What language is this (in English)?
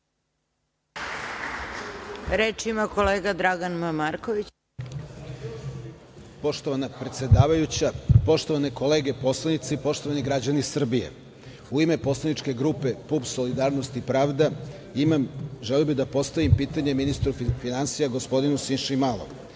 Serbian